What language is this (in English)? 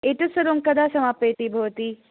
Sanskrit